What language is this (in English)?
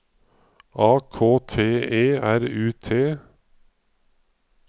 Norwegian